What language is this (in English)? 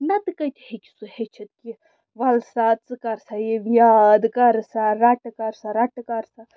Kashmiri